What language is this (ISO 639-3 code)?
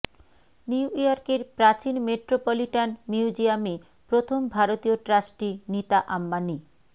ben